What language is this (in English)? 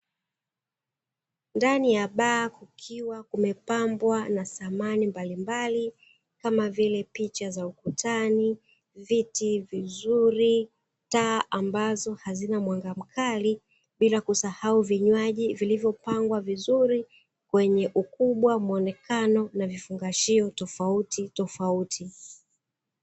Swahili